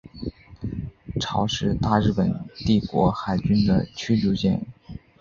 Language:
Chinese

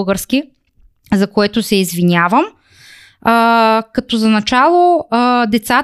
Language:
Bulgarian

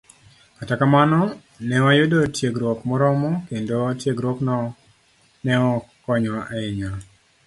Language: Luo (Kenya and Tanzania)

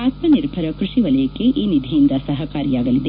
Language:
Kannada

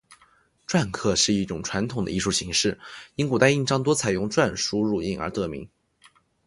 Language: Chinese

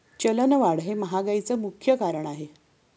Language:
Marathi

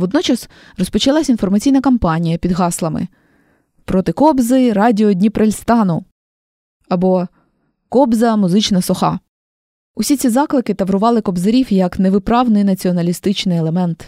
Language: Ukrainian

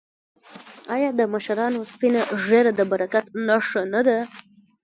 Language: Pashto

